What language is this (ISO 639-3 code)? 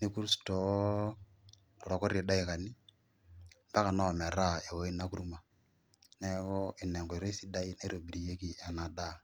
mas